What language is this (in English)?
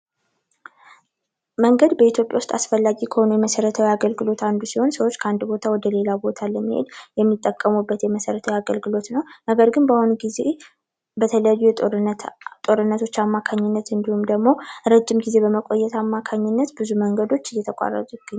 Amharic